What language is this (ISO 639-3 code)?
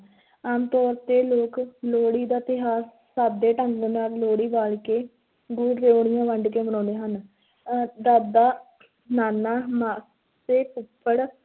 pan